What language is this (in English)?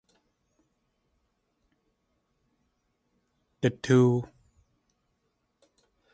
Tlingit